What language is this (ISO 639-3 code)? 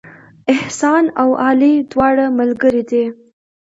pus